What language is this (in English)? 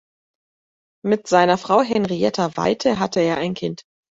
German